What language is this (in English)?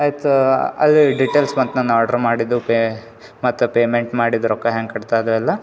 Kannada